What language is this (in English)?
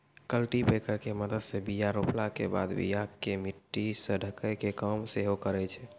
Maithili